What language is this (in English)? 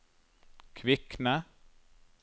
Norwegian